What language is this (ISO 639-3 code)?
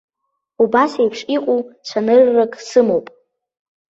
abk